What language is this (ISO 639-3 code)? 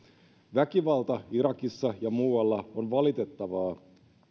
fin